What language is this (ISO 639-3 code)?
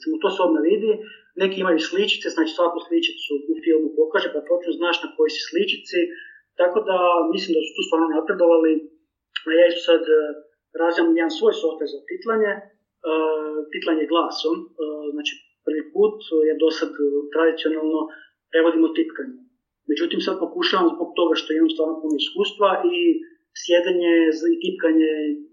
hrv